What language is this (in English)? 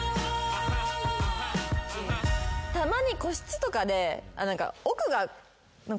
Japanese